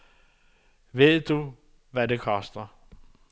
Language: Danish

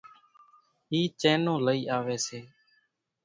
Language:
Kachi Koli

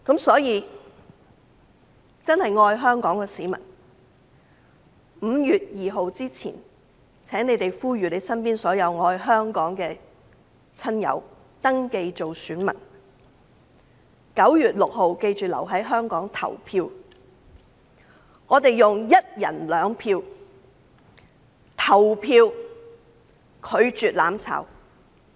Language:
Cantonese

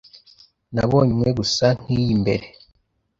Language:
Kinyarwanda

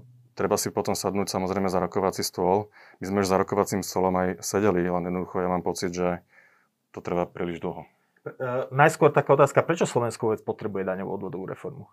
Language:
Slovak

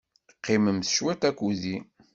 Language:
Kabyle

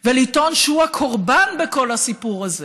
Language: Hebrew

